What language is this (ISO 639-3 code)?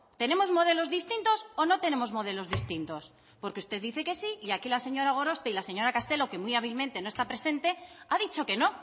spa